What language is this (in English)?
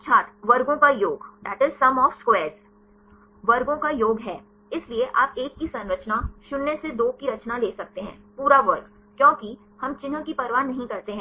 Hindi